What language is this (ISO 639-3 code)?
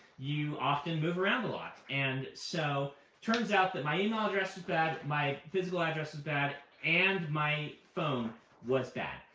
eng